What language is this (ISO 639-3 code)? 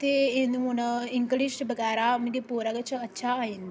doi